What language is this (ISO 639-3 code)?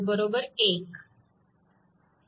mar